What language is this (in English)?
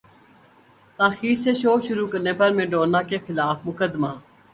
Urdu